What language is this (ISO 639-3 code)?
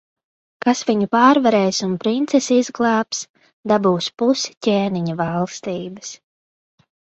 lav